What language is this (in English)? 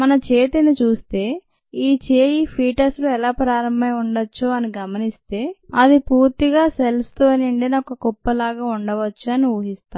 Telugu